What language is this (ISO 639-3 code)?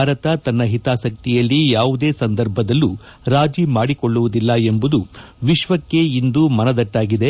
kan